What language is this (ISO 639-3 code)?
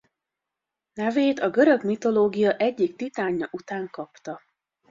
hun